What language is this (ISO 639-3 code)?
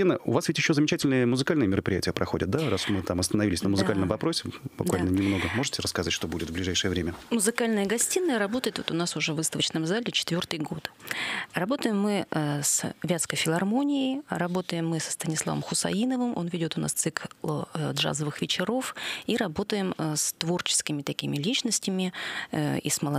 rus